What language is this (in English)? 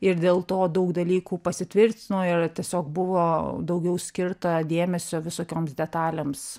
Lithuanian